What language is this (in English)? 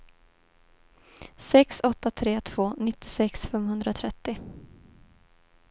Swedish